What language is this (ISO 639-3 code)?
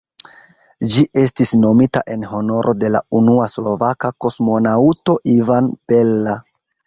epo